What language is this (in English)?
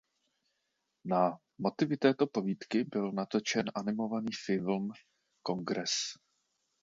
Czech